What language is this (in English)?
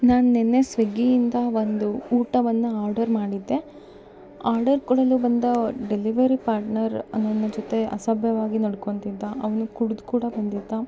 Kannada